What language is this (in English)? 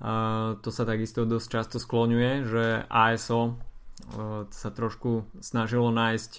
Slovak